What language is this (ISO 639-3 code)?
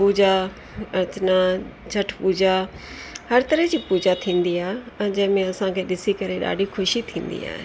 snd